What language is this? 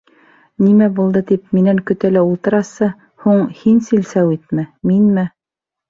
Bashkir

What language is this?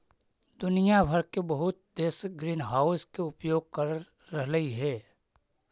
Magahi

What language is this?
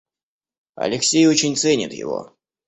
Russian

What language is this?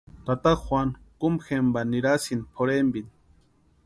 Western Highland Purepecha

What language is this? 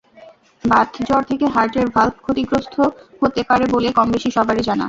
Bangla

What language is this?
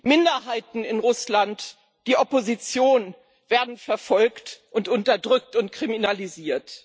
German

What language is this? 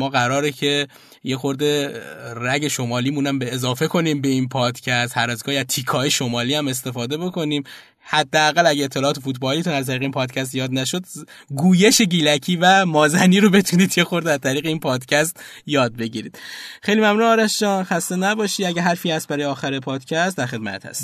Persian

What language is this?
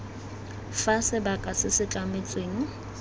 Tswana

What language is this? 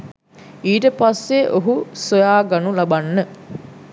Sinhala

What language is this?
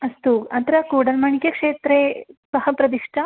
Sanskrit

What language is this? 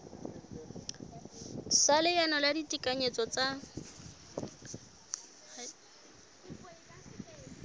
Southern Sotho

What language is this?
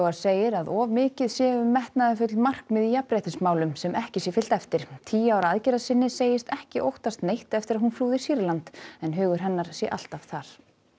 Icelandic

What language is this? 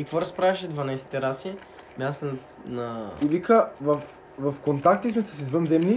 Bulgarian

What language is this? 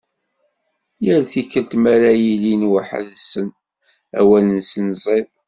Kabyle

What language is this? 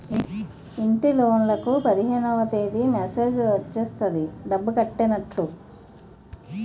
Telugu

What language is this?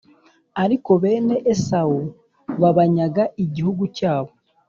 Kinyarwanda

